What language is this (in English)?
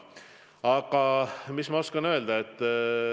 Estonian